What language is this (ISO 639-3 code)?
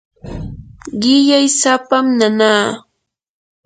qur